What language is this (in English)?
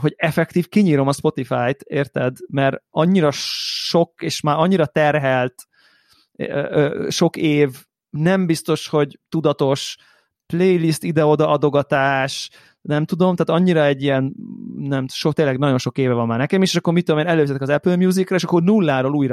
Hungarian